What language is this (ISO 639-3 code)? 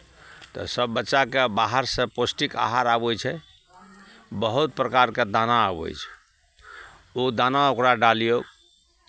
mai